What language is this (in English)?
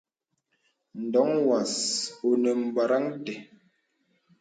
Bebele